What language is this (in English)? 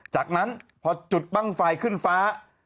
Thai